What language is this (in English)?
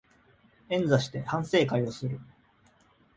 Japanese